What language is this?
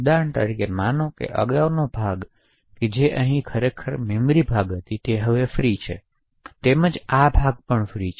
Gujarati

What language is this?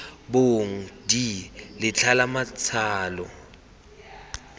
Tswana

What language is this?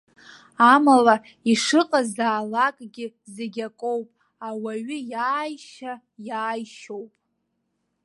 Abkhazian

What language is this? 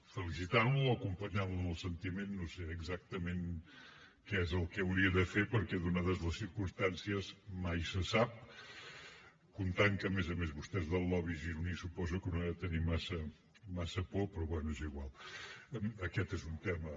Catalan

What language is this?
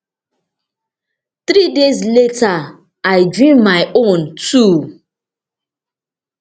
Nigerian Pidgin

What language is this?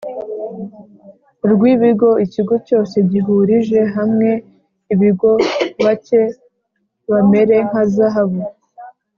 Kinyarwanda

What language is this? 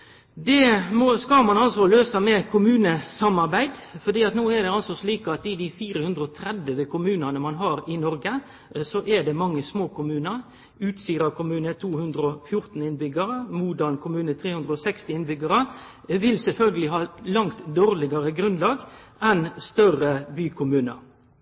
Norwegian Nynorsk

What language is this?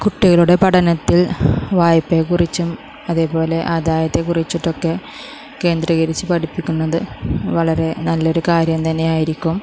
Malayalam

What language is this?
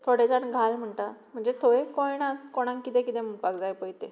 Konkani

